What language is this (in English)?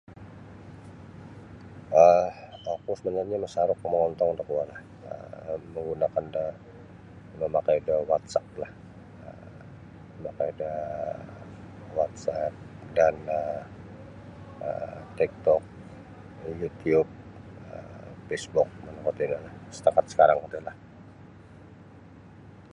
Sabah Bisaya